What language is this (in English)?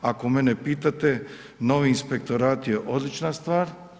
Croatian